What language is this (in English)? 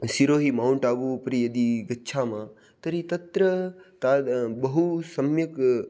Sanskrit